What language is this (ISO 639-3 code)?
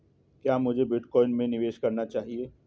hin